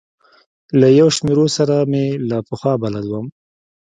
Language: Pashto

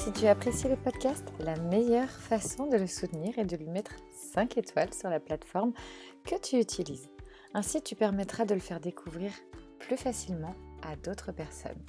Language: French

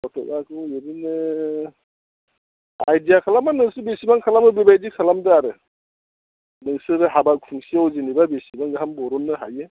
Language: Bodo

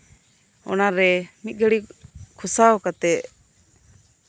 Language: Santali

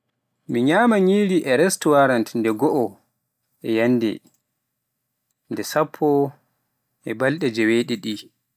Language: Pular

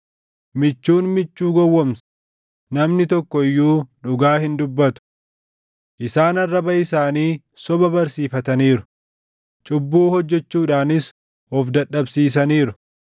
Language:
Oromo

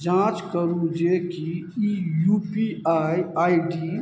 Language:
Maithili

